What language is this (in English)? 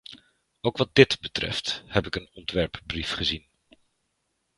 Dutch